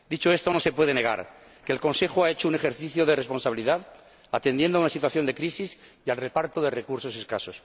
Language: Spanish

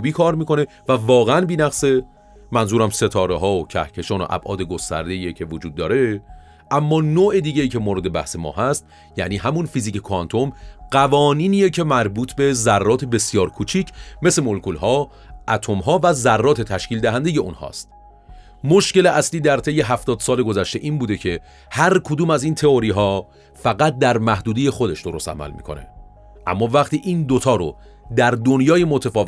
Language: Persian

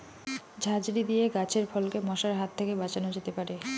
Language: Bangla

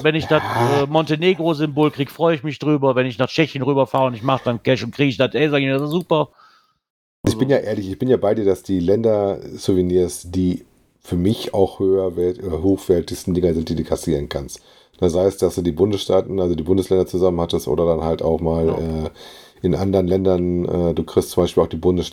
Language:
German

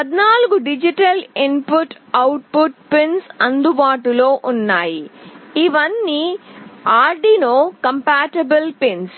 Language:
Telugu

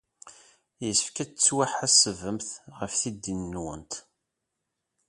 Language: Kabyle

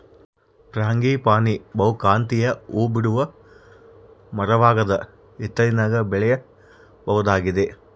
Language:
Kannada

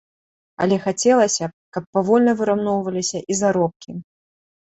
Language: Belarusian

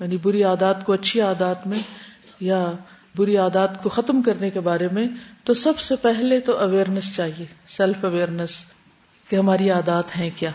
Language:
Urdu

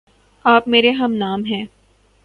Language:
Urdu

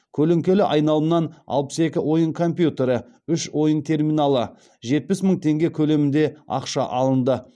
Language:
Kazakh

